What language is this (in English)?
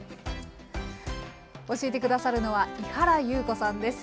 Japanese